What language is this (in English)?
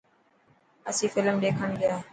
Dhatki